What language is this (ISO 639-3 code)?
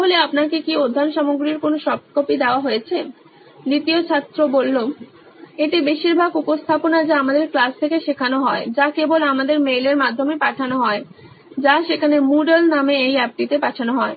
ben